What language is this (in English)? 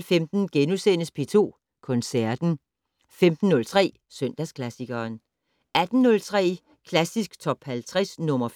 Danish